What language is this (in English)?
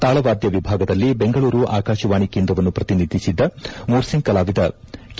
Kannada